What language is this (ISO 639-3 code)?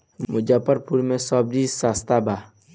bho